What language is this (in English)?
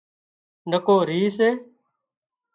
Wadiyara Koli